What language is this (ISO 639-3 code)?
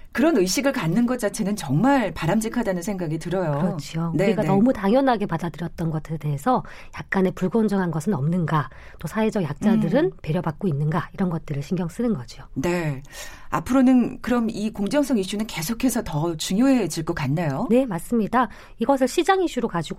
kor